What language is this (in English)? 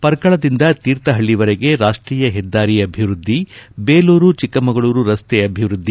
Kannada